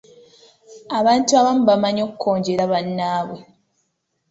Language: Ganda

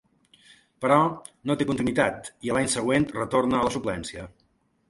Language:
Catalan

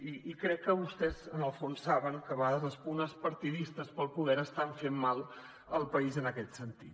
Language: Catalan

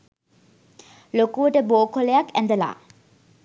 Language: Sinhala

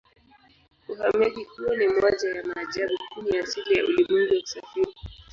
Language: Swahili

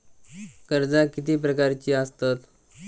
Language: Marathi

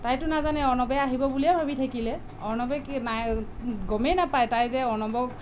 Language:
Assamese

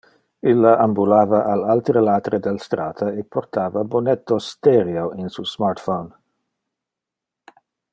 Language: Interlingua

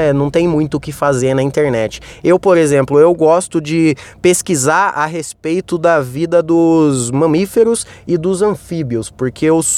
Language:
Portuguese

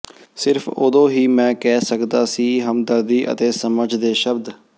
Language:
Punjabi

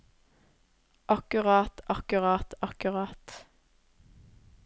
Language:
Norwegian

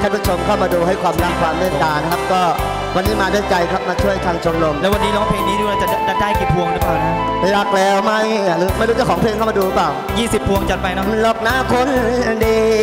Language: Thai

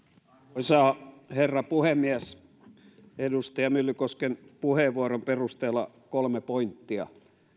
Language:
Finnish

